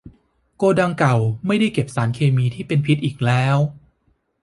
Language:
Thai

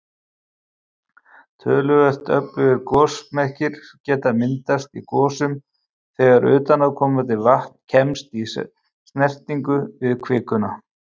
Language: Icelandic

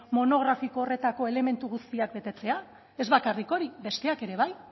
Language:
Basque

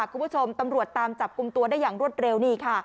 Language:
Thai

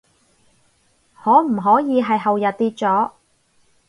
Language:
Cantonese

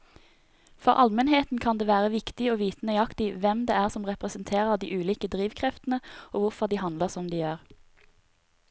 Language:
Norwegian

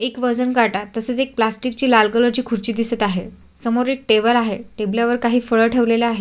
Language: Marathi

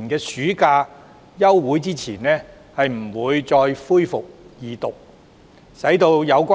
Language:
Cantonese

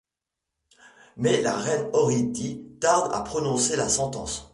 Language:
French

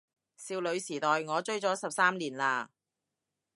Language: Cantonese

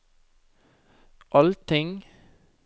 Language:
Norwegian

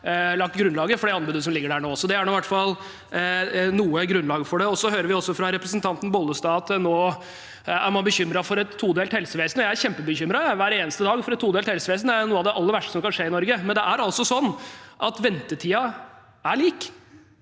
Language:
Norwegian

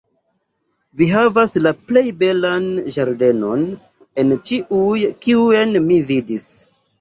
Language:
Esperanto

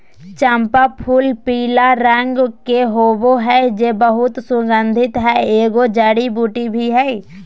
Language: Magahi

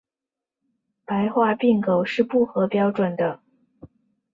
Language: Chinese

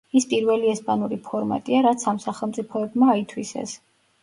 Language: Georgian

